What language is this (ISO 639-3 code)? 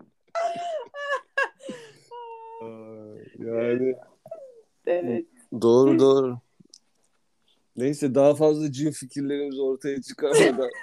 tur